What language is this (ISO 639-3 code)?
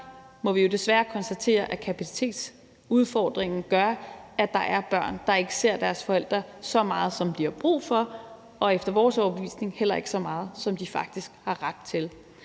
dan